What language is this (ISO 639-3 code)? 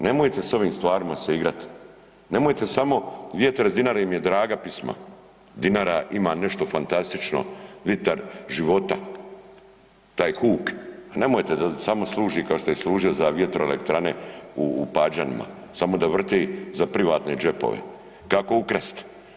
hrv